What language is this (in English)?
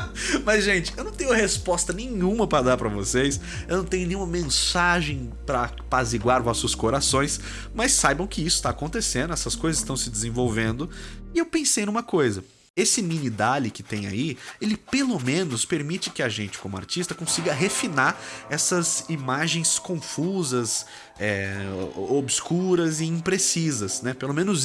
Portuguese